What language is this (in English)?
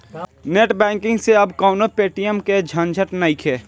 Bhojpuri